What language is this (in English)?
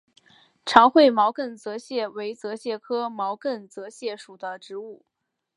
Chinese